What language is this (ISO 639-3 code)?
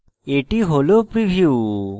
ben